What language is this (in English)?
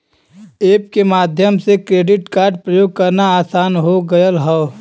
Bhojpuri